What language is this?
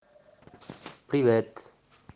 Russian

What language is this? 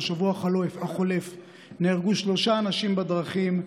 Hebrew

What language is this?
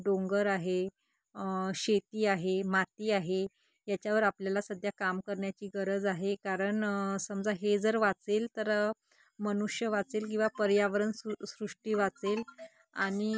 Marathi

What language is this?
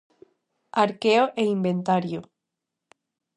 Galician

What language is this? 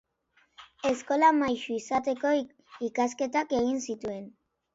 Basque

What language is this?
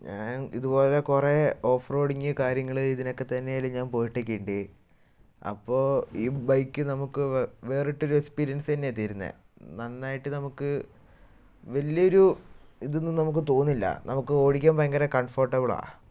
Malayalam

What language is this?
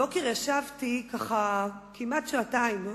Hebrew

